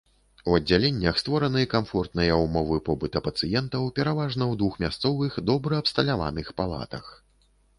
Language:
Belarusian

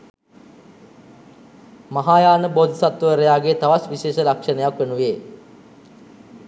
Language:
Sinhala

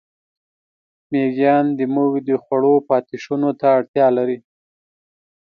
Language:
Pashto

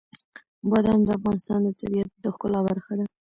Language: Pashto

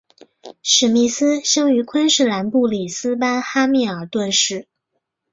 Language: Chinese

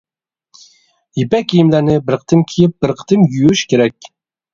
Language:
Uyghur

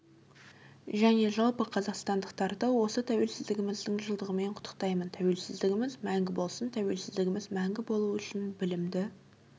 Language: Kazakh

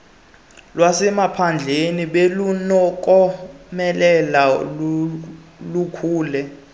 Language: Xhosa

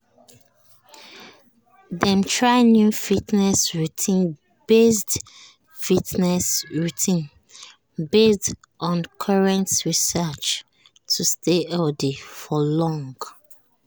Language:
Nigerian Pidgin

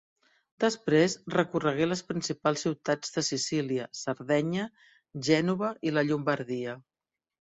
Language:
Catalan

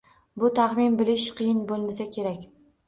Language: Uzbek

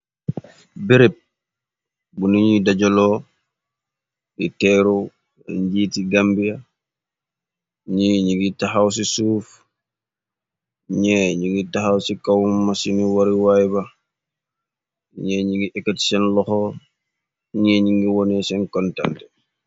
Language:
Wolof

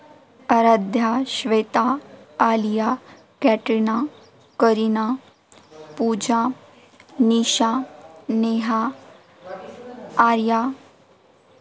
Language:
Marathi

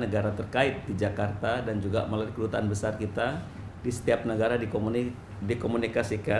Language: Indonesian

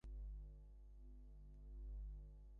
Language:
Bangla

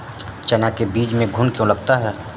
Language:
Hindi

